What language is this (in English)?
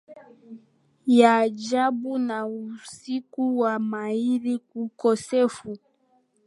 Swahili